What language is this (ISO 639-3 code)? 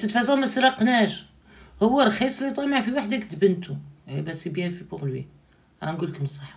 ara